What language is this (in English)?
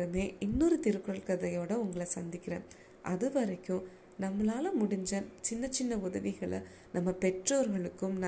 Tamil